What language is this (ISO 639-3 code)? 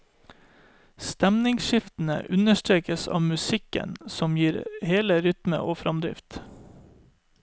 nor